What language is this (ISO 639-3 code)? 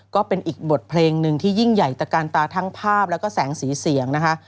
tha